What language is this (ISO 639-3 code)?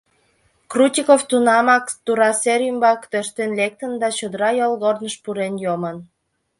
chm